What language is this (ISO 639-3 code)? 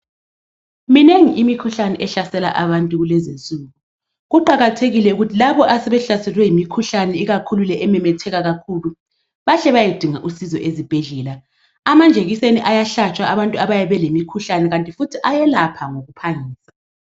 nde